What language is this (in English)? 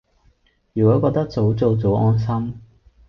Cantonese